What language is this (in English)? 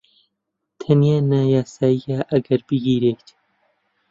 Central Kurdish